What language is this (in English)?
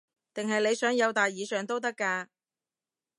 Cantonese